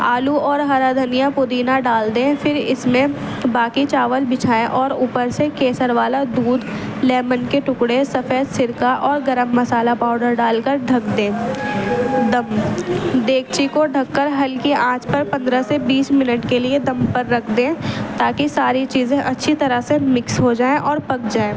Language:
Urdu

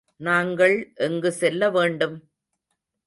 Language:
Tamil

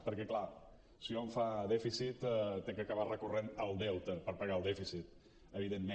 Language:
Catalan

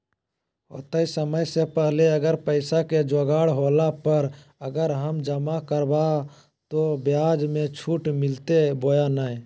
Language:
Magahi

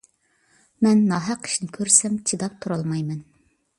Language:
Uyghur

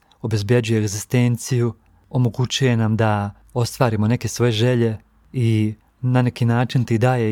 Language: Croatian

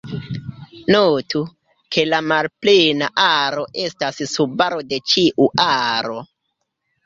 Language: Esperanto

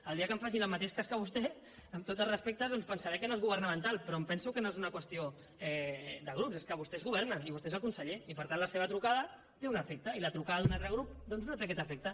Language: Catalan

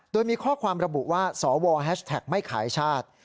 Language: Thai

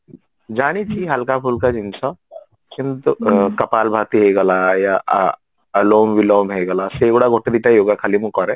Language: Odia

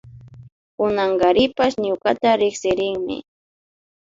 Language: Imbabura Highland Quichua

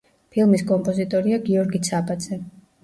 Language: Georgian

